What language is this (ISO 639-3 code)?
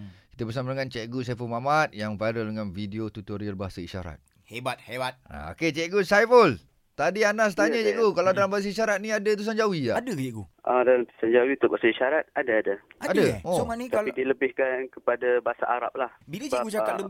msa